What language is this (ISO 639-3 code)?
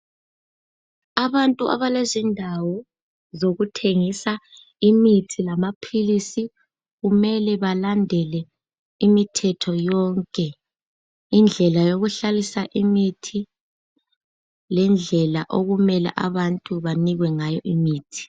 nde